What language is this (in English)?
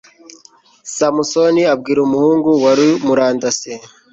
Kinyarwanda